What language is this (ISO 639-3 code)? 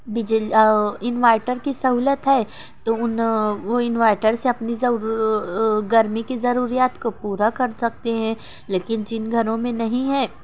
urd